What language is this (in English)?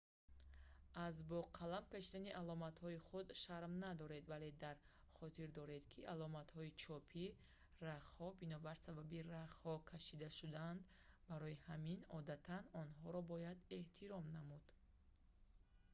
Tajik